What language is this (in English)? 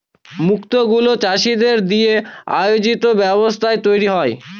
Bangla